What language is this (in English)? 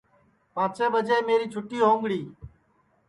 Sansi